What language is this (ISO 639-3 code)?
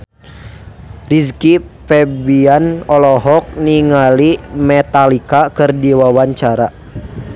sun